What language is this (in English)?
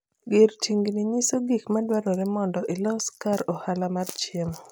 Luo (Kenya and Tanzania)